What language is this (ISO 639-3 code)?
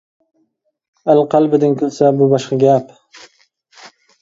uig